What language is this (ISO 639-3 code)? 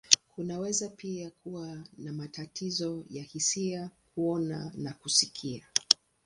swa